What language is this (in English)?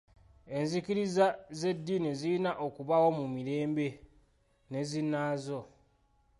Ganda